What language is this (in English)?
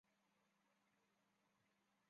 Chinese